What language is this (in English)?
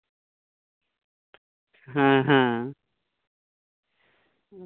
Santali